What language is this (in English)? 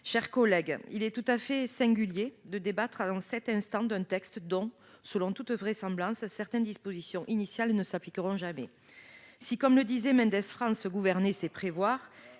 French